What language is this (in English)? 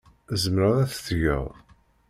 Kabyle